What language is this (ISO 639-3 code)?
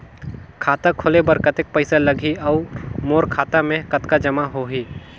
hne